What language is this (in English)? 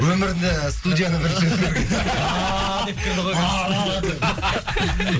Kazakh